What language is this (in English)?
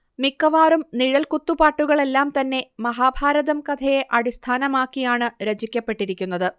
Malayalam